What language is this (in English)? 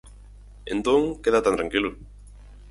Galician